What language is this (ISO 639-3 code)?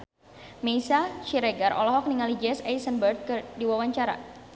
sun